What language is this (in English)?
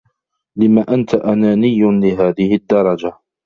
Arabic